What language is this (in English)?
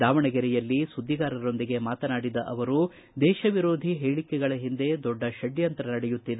Kannada